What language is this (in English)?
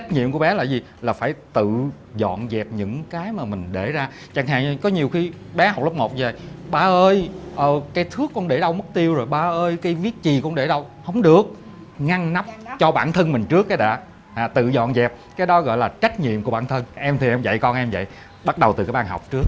Vietnamese